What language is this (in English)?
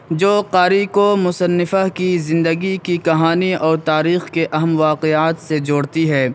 Urdu